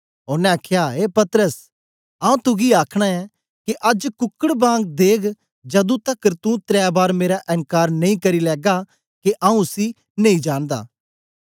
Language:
Dogri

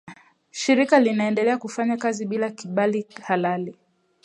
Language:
Swahili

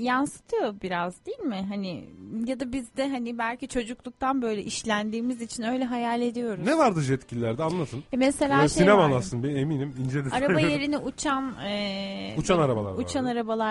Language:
Turkish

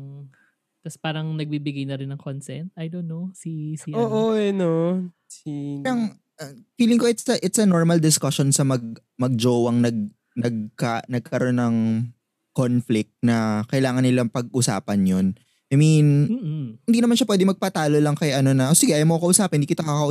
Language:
Filipino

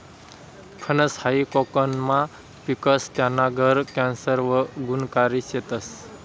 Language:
Marathi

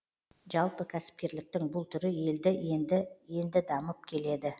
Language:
Kazakh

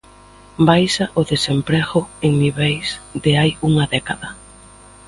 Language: Galician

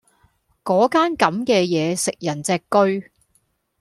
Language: Cantonese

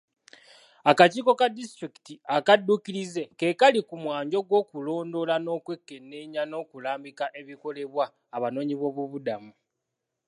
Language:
Ganda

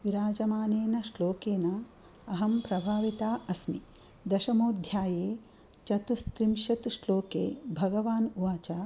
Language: Sanskrit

